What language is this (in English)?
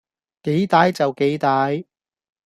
Cantonese